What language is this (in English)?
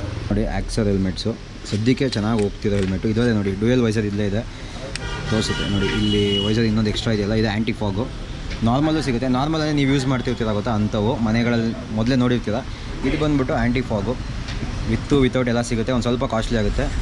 Kannada